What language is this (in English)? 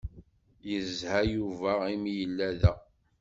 Kabyle